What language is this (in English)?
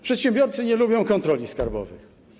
Polish